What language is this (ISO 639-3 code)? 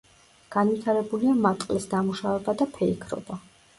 kat